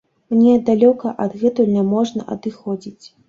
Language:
Belarusian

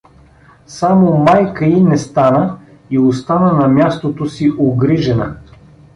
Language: Bulgarian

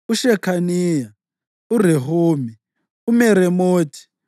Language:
North Ndebele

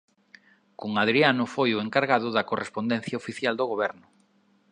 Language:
Galician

